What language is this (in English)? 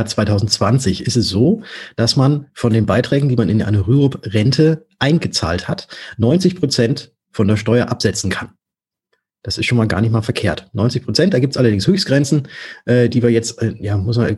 German